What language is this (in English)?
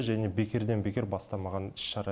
Kazakh